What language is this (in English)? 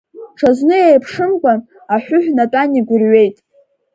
Abkhazian